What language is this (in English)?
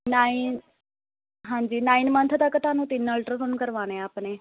Punjabi